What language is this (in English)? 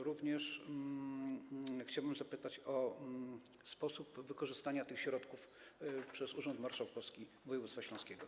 Polish